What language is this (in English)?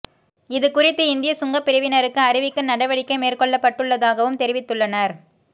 Tamil